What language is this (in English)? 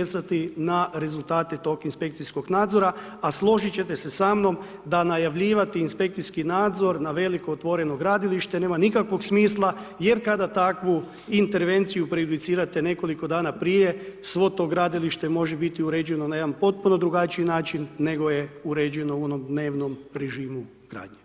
Croatian